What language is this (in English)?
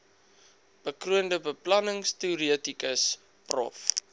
Afrikaans